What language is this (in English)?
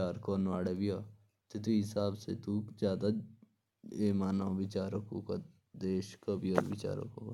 Jaunsari